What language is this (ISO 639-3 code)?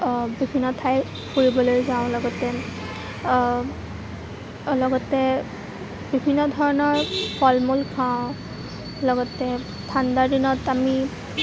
asm